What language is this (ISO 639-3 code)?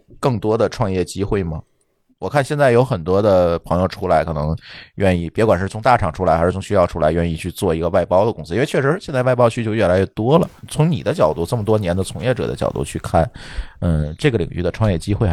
zho